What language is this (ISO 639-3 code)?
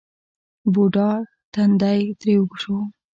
pus